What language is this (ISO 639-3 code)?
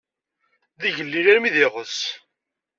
kab